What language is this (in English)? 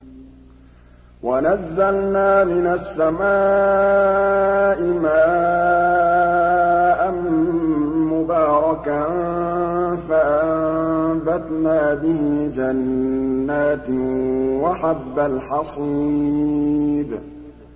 Arabic